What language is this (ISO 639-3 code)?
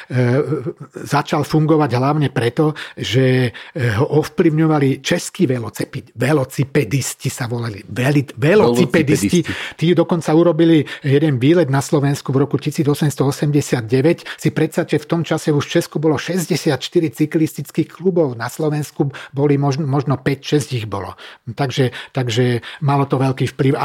slk